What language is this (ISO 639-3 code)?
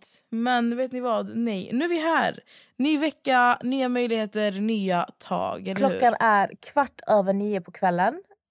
swe